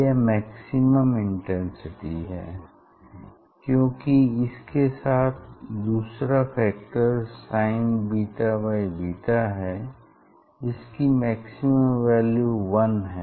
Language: Hindi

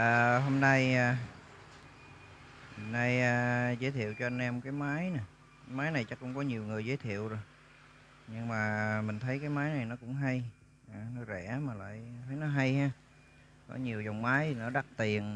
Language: Vietnamese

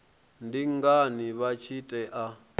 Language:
Venda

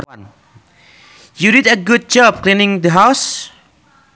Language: Sundanese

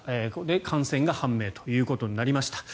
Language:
Japanese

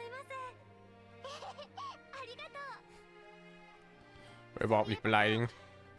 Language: German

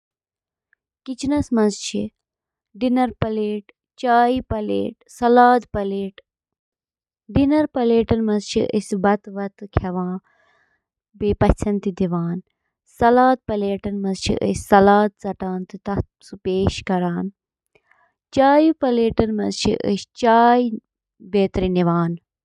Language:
Kashmiri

